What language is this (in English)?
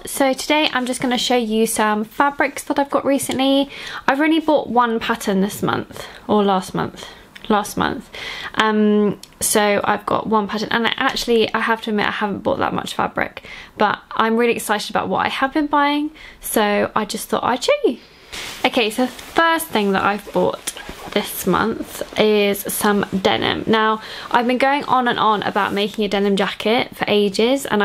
English